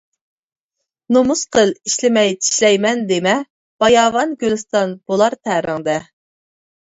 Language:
Uyghur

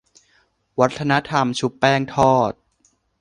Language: Thai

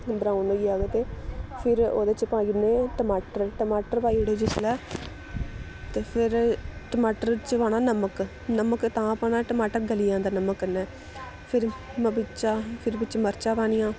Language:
Dogri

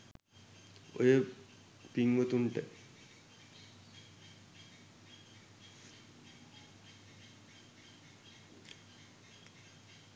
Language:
Sinhala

